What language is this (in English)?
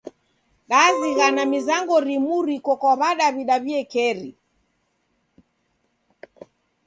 Taita